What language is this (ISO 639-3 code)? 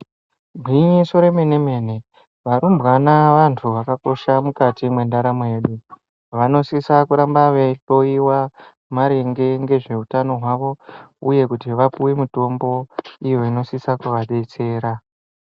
ndc